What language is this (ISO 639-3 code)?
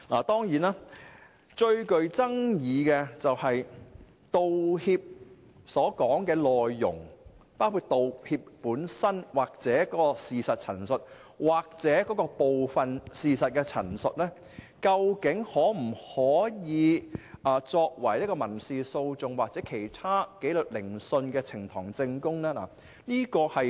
yue